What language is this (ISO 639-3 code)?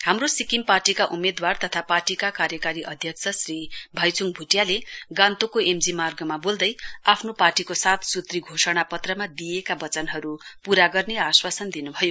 nep